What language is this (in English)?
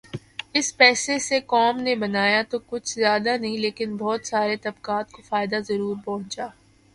Urdu